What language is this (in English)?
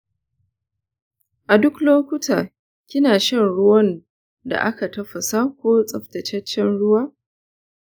Hausa